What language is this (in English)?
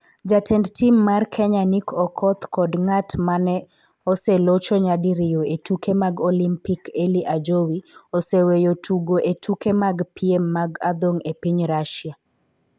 Luo (Kenya and Tanzania)